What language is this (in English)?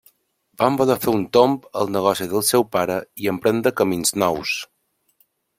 Catalan